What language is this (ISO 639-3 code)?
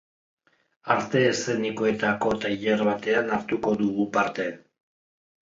eus